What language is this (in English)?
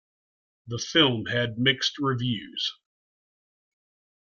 English